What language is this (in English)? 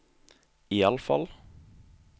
Norwegian